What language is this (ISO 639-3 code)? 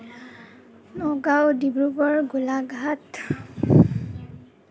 asm